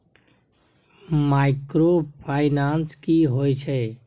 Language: Maithili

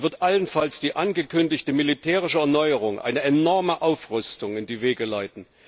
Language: German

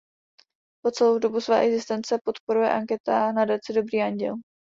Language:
Czech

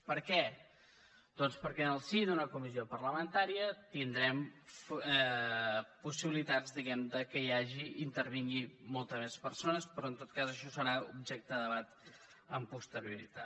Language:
Catalan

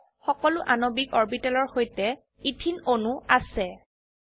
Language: Assamese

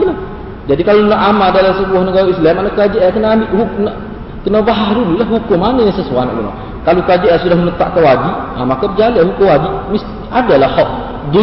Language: Malay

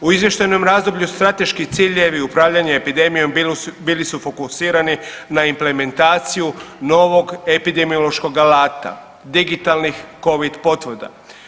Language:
Croatian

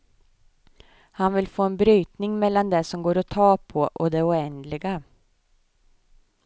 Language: Swedish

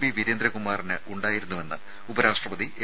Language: Malayalam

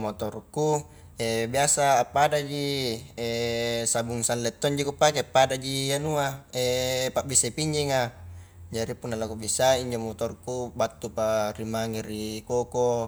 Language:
Highland Konjo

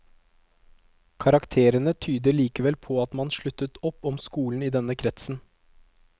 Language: Norwegian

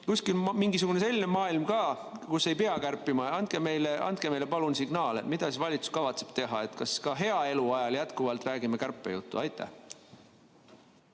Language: Estonian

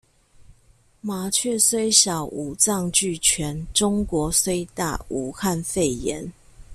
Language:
Chinese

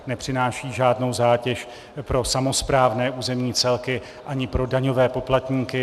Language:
Czech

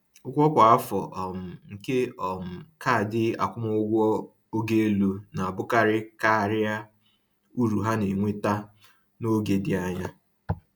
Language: Igbo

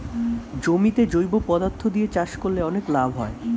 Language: Bangla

